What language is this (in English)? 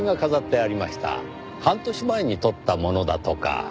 Japanese